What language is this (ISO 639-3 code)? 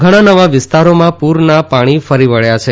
guj